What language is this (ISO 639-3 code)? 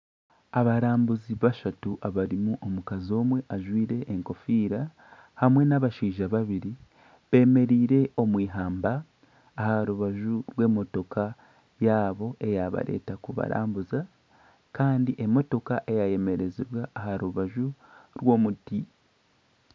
nyn